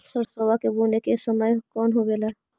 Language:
Magahi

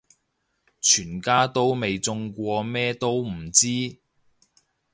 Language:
Cantonese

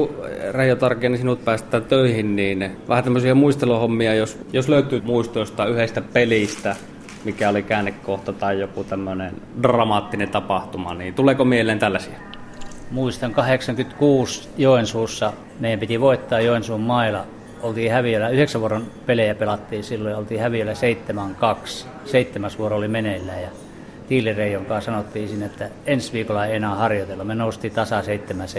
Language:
Finnish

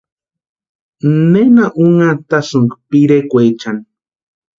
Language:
Western Highland Purepecha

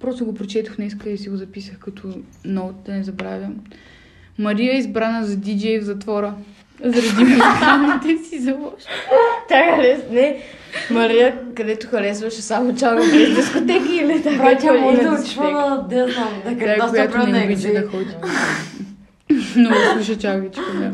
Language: Bulgarian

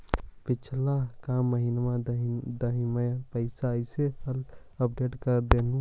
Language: Magahi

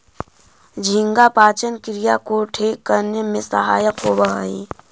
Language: Magahi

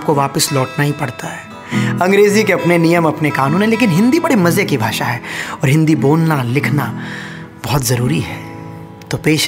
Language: Hindi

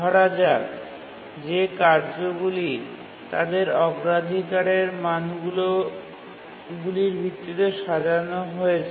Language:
Bangla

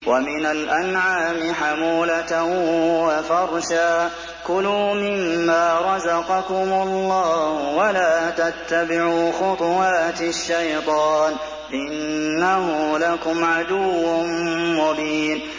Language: Arabic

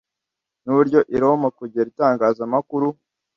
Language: Kinyarwanda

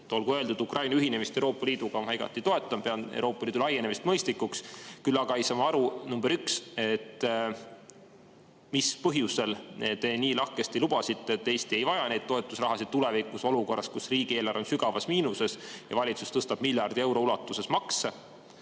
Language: Estonian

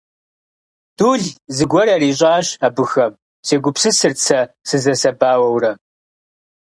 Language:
Kabardian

